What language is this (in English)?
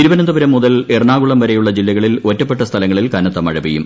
Malayalam